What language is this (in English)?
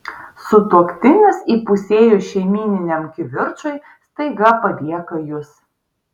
Lithuanian